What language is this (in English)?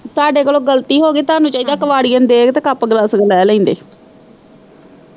Punjabi